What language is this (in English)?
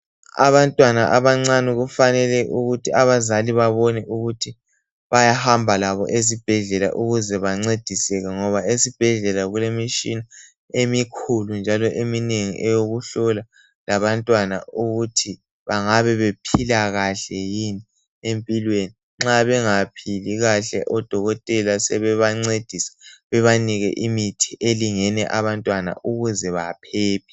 North Ndebele